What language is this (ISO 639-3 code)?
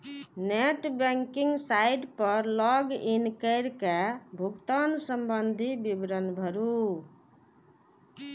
mai